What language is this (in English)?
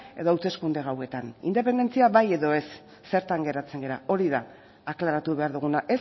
Basque